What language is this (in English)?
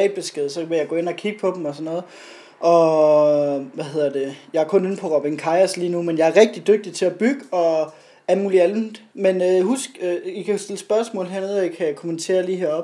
Danish